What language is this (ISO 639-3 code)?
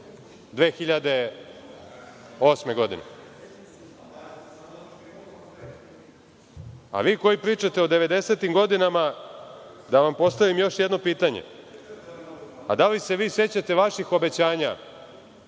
srp